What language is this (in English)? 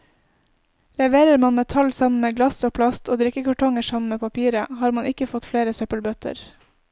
Norwegian